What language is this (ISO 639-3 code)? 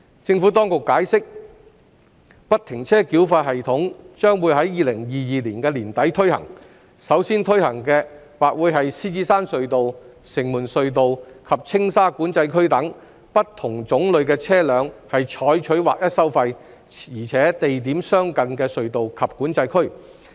yue